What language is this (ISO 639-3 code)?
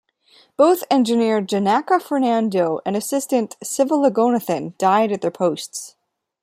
eng